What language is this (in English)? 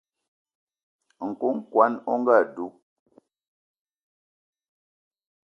Eton (Cameroon)